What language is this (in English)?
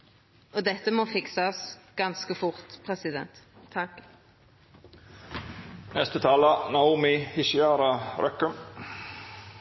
Norwegian Nynorsk